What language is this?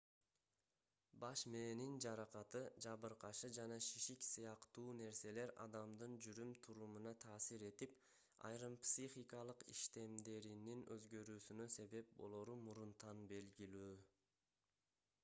Kyrgyz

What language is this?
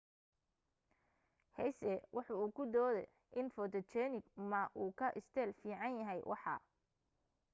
Somali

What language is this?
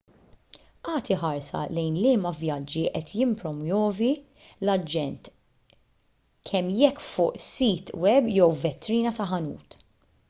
Maltese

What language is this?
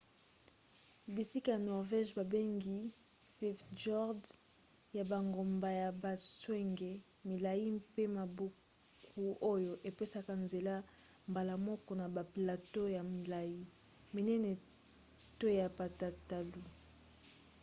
Lingala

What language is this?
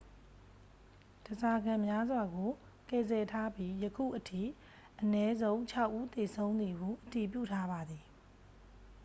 Burmese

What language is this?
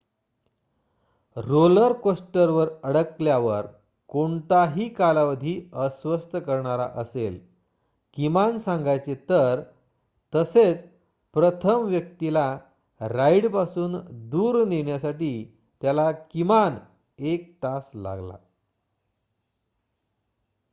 Marathi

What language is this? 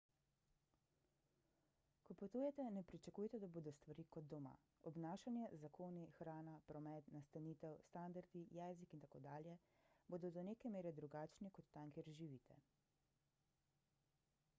Slovenian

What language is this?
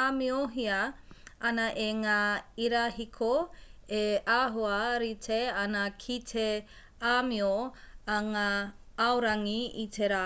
Māori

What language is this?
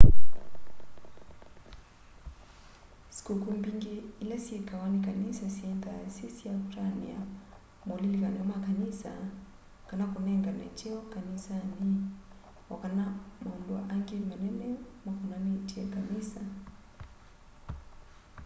Kamba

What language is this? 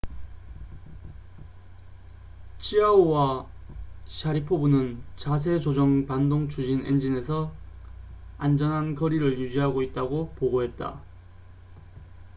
Korean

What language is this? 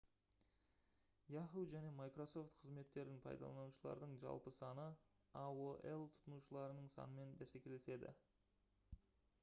Kazakh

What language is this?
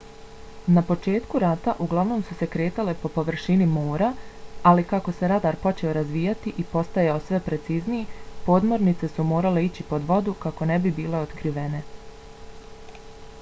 Bosnian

